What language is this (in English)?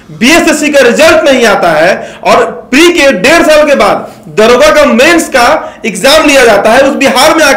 Hindi